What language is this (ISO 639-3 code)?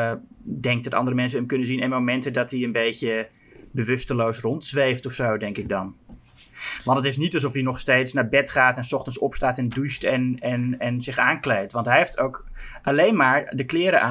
nld